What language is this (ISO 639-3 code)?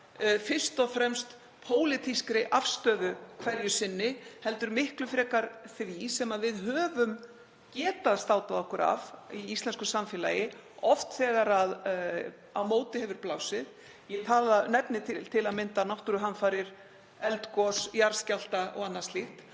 isl